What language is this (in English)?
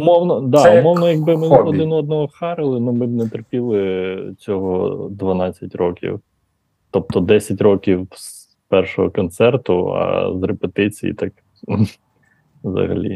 Ukrainian